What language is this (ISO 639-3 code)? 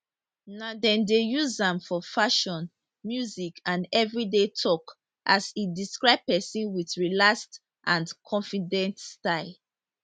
pcm